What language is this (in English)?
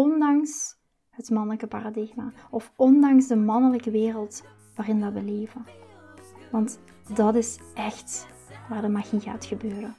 Dutch